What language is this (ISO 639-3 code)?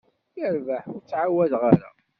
kab